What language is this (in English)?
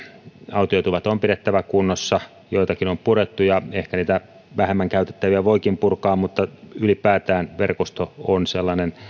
Finnish